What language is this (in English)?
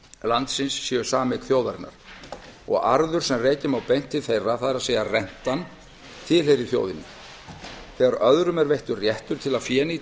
Icelandic